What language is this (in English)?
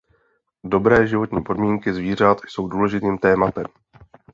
Czech